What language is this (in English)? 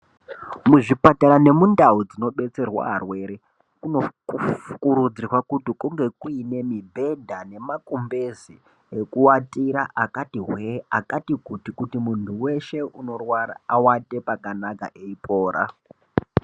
Ndau